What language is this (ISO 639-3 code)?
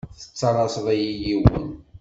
kab